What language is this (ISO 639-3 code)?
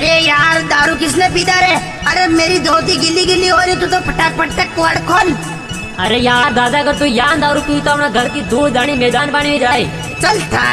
hin